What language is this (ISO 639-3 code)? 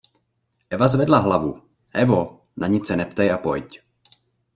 ces